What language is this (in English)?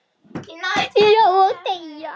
Icelandic